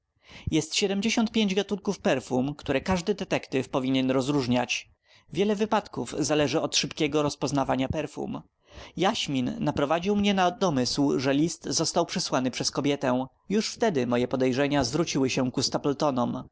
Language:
Polish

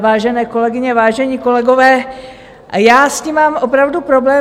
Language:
Czech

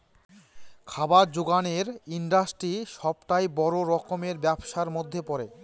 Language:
Bangla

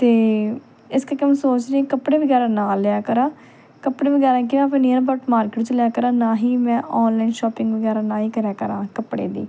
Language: Punjabi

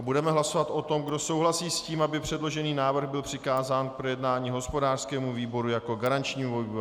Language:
Czech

